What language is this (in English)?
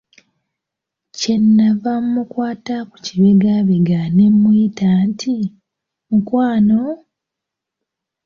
Ganda